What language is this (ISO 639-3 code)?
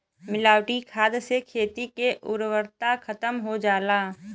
bho